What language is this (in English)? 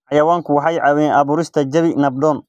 Somali